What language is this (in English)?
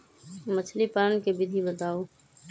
Magahi